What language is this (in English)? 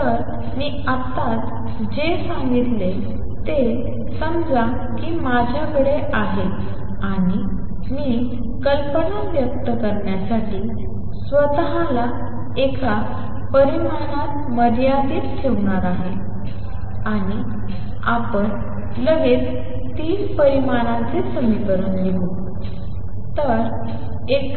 Marathi